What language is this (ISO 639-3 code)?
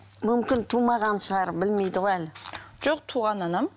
kaz